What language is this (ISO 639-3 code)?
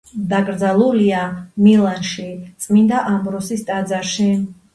kat